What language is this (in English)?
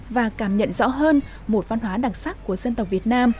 Vietnamese